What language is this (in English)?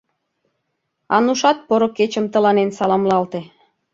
Mari